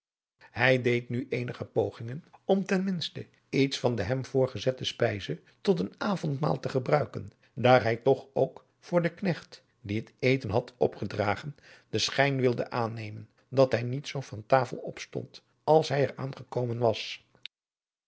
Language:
Dutch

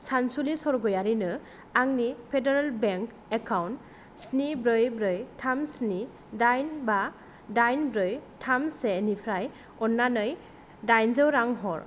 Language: Bodo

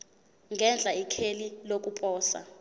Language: Zulu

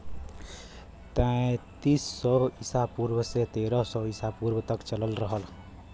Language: Bhojpuri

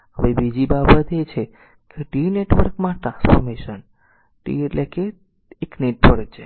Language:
Gujarati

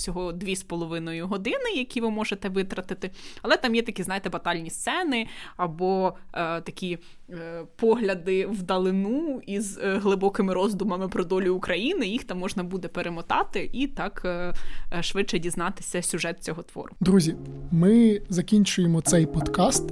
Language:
Ukrainian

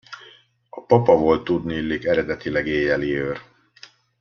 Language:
Hungarian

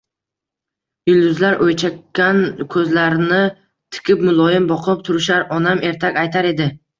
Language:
Uzbek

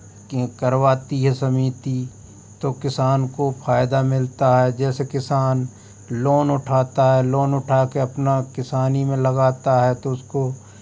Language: Hindi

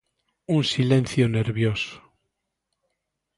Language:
Galician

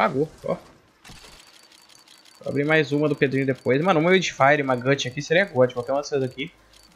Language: Portuguese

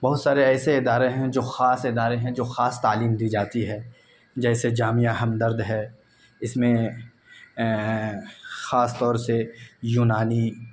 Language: Urdu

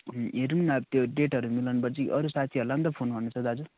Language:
Nepali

